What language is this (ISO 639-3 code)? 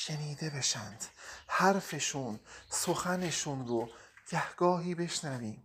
fas